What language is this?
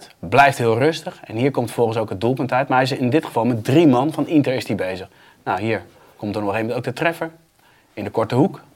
Dutch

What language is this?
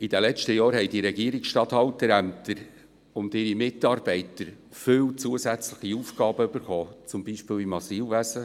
Swiss German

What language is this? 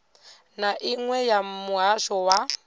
Venda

